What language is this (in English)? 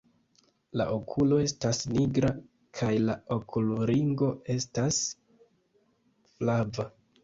Esperanto